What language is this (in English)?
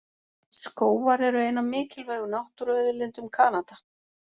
Icelandic